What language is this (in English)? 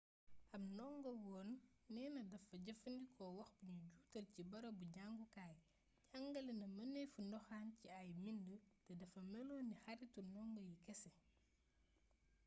Wolof